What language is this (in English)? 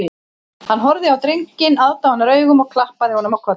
Icelandic